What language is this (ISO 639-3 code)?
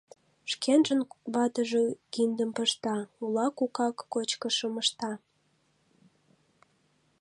chm